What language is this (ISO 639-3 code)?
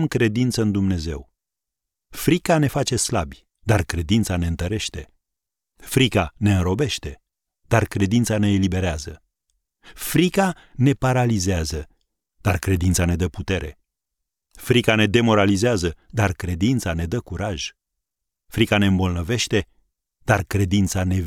ron